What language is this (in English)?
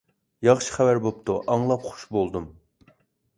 Uyghur